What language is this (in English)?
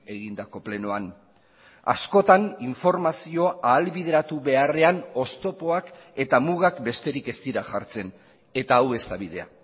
Basque